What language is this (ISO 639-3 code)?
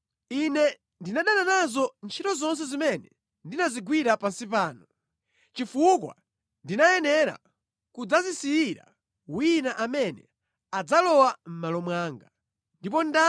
nya